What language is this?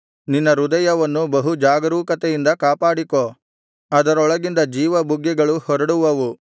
Kannada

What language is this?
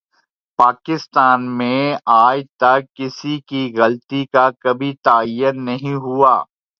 Urdu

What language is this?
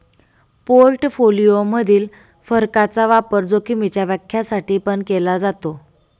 Marathi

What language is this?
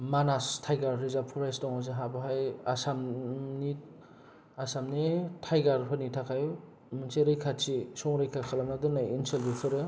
Bodo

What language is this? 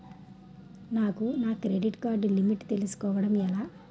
Telugu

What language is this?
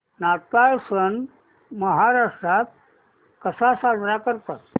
Marathi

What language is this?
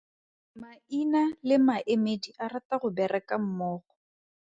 Tswana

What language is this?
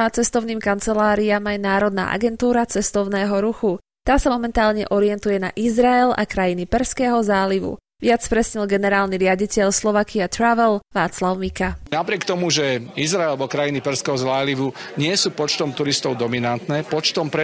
Slovak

